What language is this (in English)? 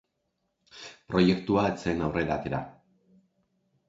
Basque